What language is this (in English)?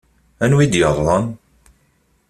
Kabyle